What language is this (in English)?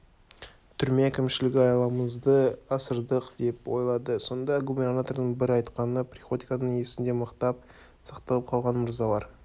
Kazakh